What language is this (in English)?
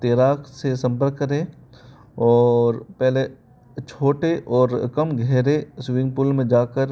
Hindi